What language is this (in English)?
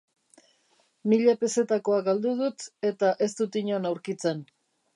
Basque